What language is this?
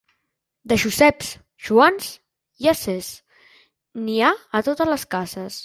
Catalan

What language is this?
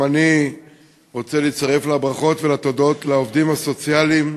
Hebrew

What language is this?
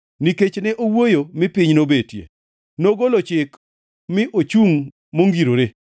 Luo (Kenya and Tanzania)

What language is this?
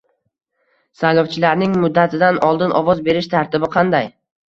Uzbek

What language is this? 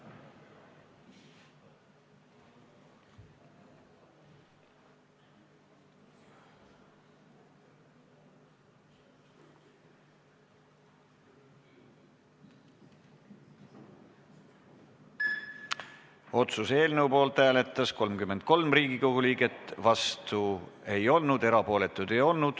Estonian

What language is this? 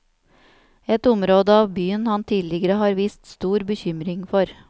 Norwegian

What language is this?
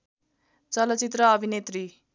Nepali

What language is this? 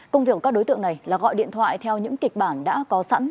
Vietnamese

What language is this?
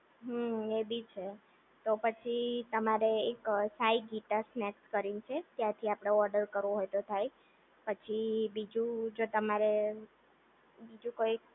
Gujarati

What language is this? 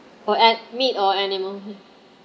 English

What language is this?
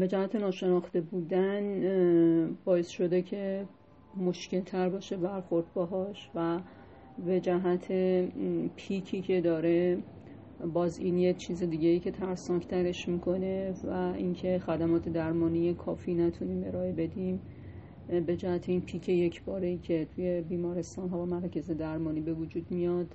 Persian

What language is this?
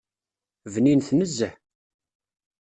Kabyle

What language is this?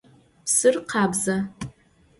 Adyghe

